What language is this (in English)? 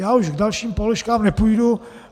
Czech